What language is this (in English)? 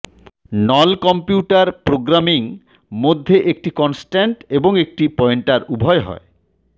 Bangla